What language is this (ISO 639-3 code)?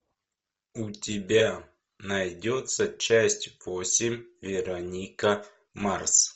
rus